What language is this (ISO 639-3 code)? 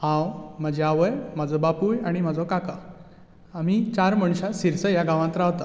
kok